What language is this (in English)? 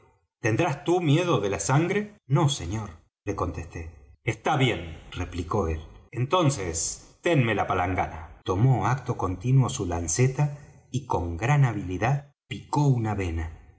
Spanish